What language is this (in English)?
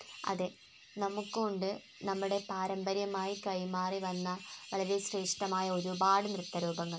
Malayalam